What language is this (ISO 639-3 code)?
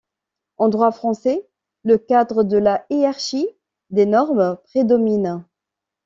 fra